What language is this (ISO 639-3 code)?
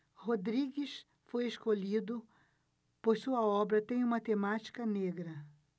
por